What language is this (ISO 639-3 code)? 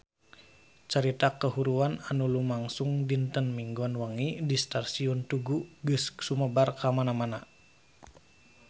sun